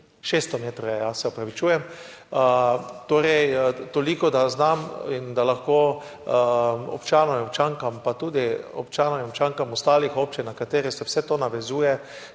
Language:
Slovenian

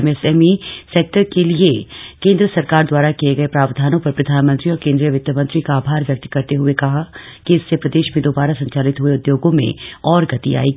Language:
Hindi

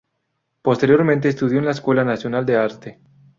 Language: Spanish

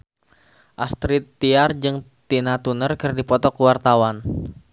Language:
Sundanese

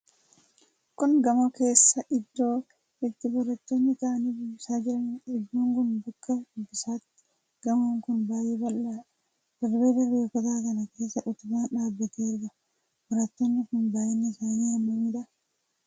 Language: Oromo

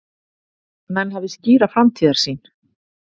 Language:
Icelandic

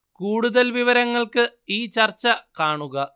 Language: Malayalam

